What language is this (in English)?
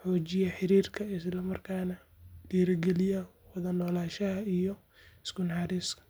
Somali